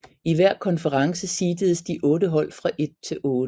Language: Danish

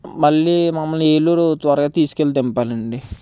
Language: Telugu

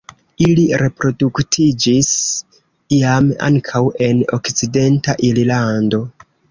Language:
Esperanto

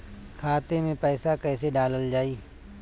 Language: Bhojpuri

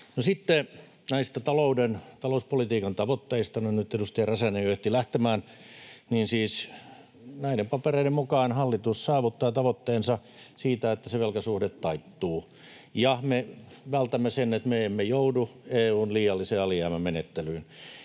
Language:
Finnish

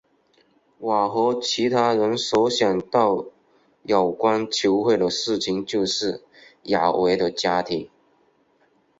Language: Chinese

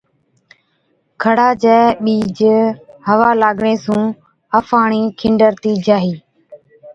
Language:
Od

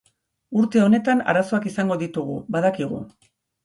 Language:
Basque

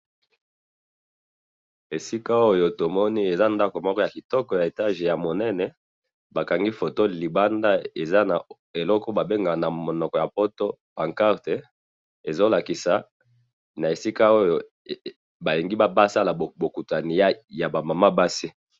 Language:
Lingala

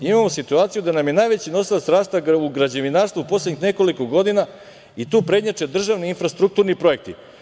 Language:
Serbian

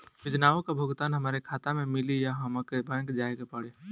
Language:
Bhojpuri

